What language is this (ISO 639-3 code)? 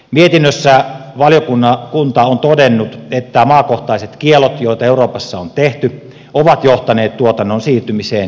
fin